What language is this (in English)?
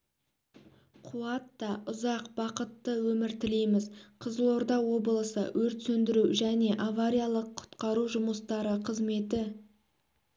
Kazakh